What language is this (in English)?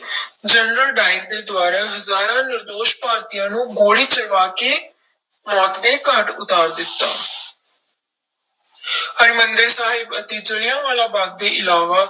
Punjabi